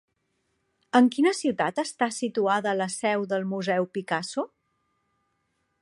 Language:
Catalan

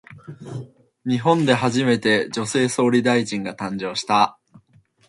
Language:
Japanese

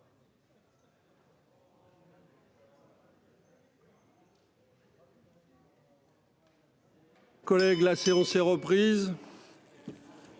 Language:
French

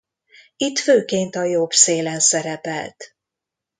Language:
Hungarian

